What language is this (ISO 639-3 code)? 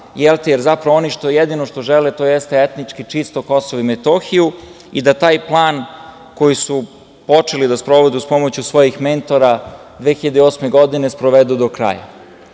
srp